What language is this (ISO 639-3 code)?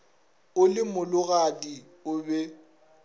nso